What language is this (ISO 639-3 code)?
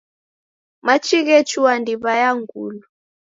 dav